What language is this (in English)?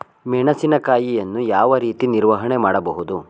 Kannada